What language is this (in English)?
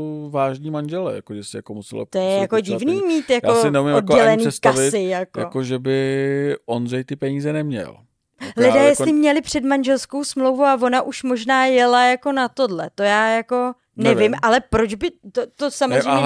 Czech